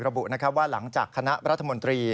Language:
Thai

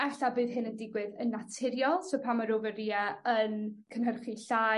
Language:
Welsh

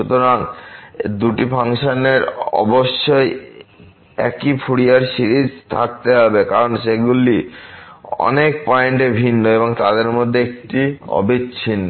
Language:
Bangla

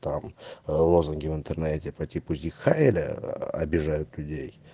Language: Russian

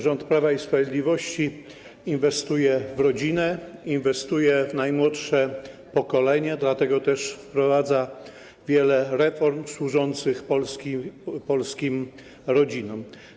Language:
Polish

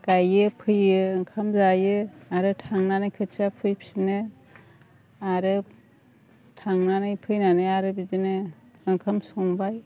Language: Bodo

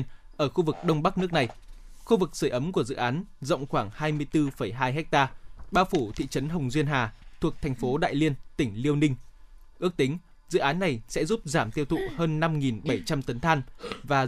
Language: Vietnamese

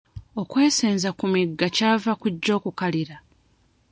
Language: Ganda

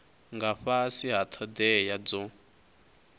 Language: Venda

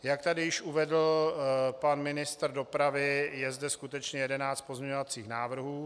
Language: Czech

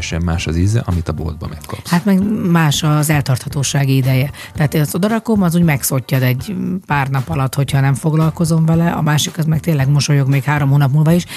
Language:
Hungarian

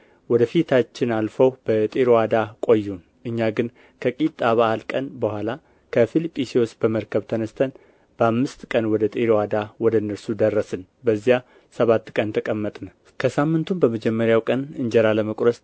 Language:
Amharic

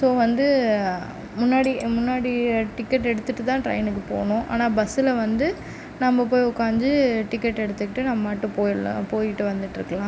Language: Tamil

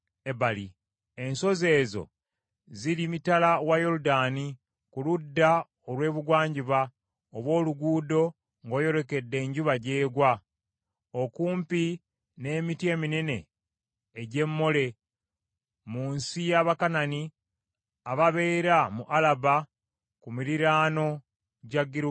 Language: Ganda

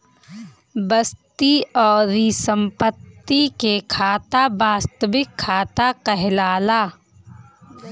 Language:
Bhojpuri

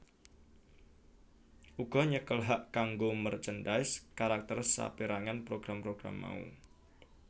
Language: Javanese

